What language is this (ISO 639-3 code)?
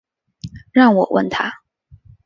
zho